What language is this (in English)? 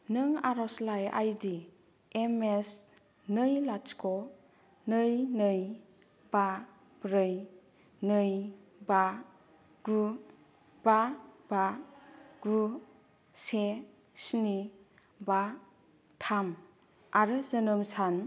Bodo